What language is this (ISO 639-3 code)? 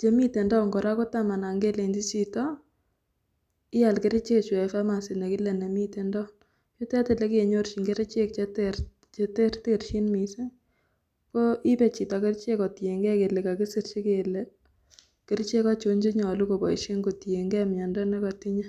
kln